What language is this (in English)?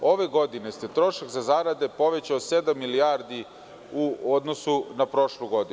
Serbian